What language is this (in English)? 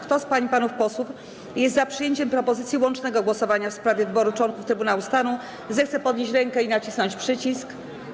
Polish